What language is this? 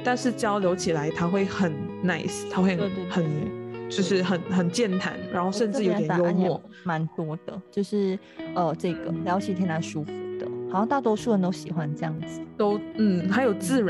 Chinese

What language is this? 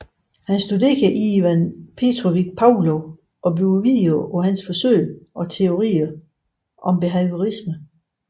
Danish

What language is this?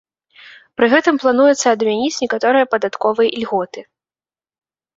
Belarusian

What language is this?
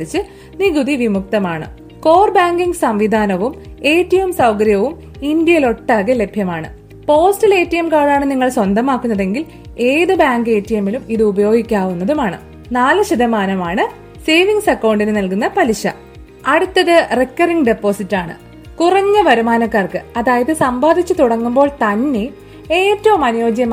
Malayalam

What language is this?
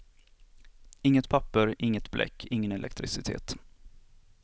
Swedish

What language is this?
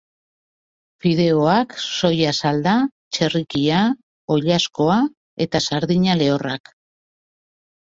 Basque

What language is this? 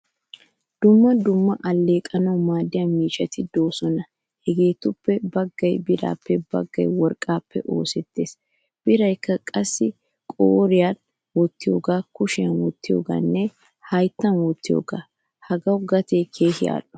Wolaytta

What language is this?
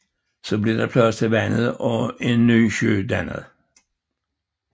Danish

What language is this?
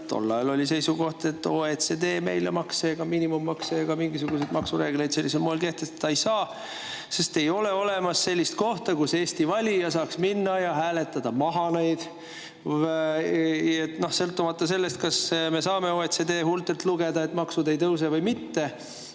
Estonian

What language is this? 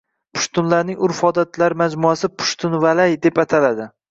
Uzbek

